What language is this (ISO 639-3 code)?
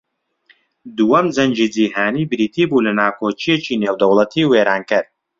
ckb